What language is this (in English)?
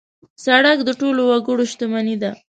Pashto